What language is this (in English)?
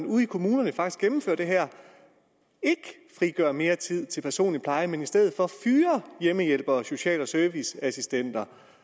Danish